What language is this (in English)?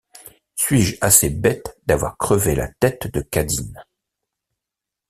French